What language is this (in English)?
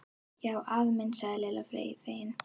Icelandic